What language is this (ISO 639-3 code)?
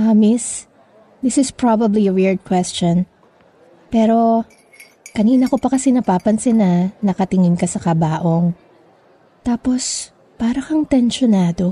fil